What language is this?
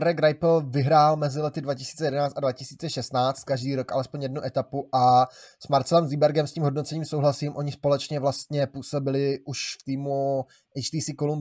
Czech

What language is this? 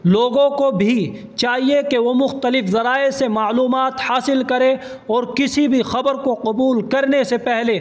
Urdu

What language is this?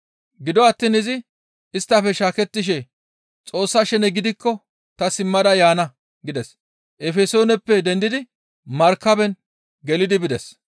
Gamo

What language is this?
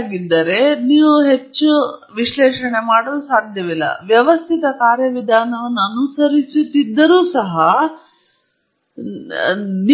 Kannada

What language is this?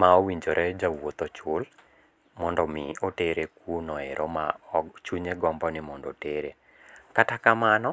Luo (Kenya and Tanzania)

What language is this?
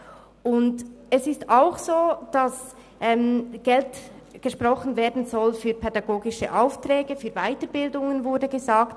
Swiss German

